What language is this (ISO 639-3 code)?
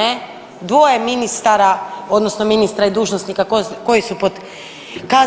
hrv